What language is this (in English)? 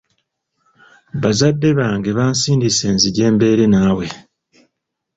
Ganda